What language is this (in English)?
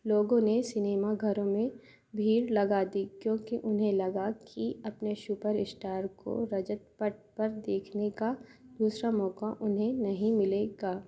Hindi